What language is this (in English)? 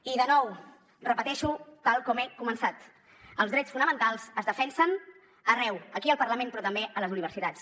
Catalan